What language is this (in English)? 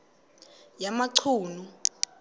Xhosa